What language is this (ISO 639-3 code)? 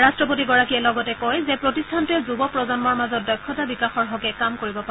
asm